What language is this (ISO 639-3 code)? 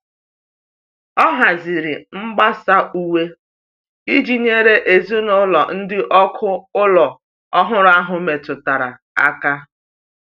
ibo